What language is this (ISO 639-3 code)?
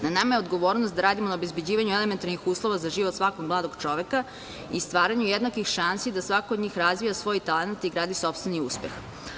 srp